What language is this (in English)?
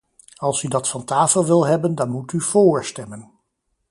Dutch